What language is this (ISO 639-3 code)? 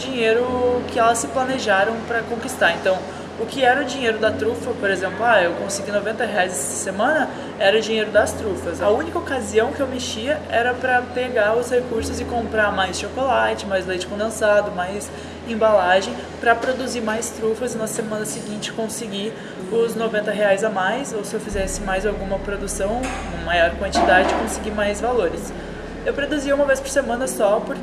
por